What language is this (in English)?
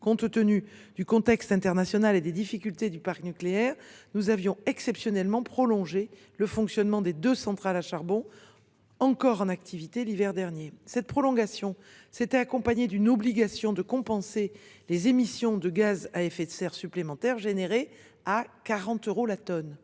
French